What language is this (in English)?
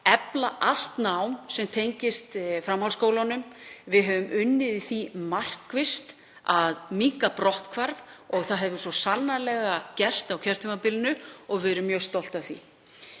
Icelandic